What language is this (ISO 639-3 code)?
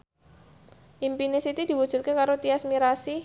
jav